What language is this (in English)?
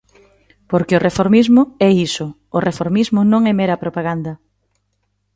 Galician